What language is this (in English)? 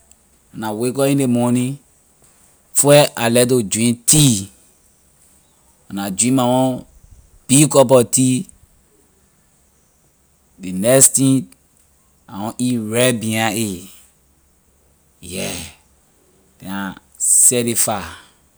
Liberian English